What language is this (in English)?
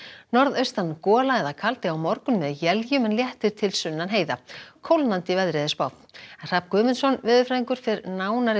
Icelandic